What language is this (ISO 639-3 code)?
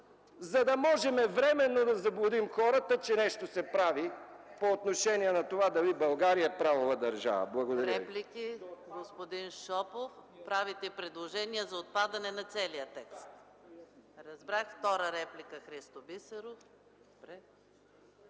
bul